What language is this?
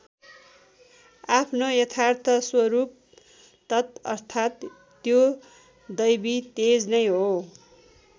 Nepali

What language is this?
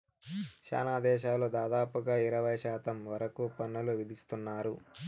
Telugu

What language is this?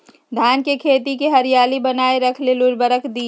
Magahi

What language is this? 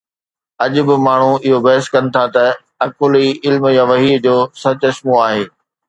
Sindhi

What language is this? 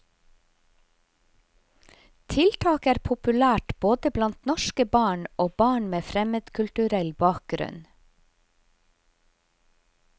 Norwegian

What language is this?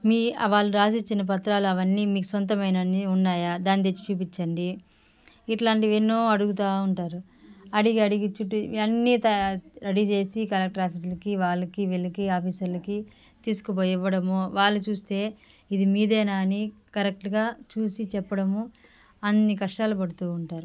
Telugu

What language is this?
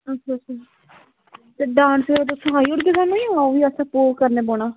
Dogri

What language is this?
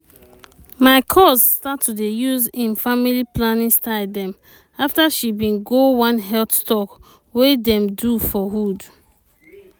Nigerian Pidgin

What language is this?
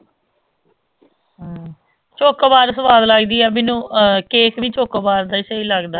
Punjabi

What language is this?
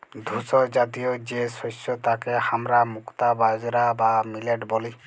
Bangla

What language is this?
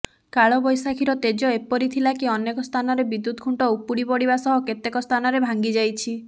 Odia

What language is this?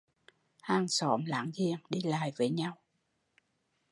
Vietnamese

